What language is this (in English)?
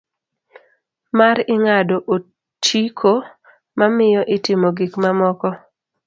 Luo (Kenya and Tanzania)